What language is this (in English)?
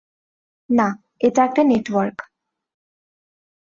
Bangla